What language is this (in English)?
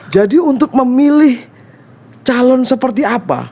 Indonesian